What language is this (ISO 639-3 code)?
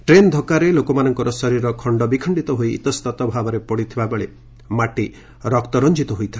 ori